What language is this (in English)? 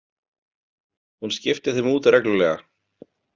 Icelandic